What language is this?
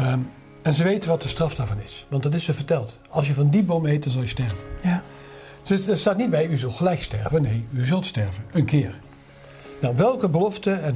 Dutch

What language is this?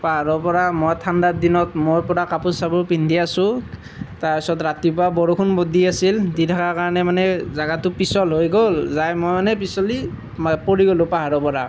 Assamese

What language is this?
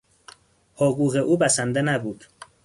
Persian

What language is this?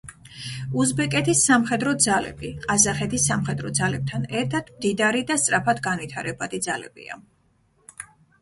Georgian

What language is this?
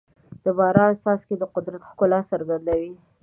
Pashto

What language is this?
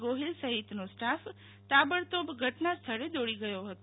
Gujarati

